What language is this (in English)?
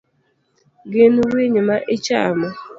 Luo (Kenya and Tanzania)